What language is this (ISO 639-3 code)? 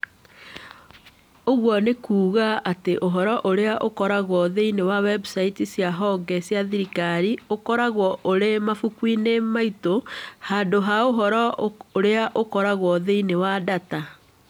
kik